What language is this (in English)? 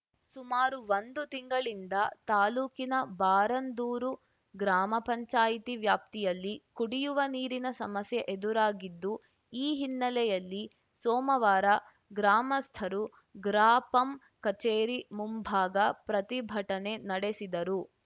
Kannada